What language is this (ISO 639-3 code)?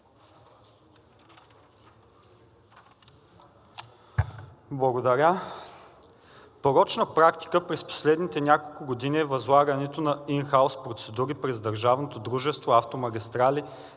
bul